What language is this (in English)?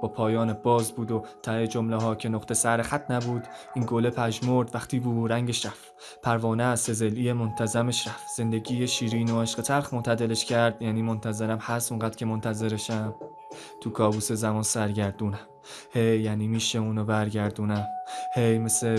Persian